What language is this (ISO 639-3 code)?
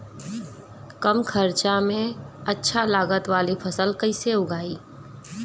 bho